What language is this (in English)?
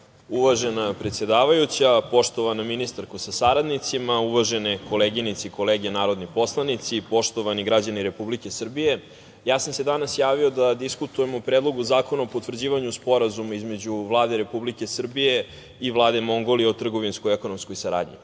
Serbian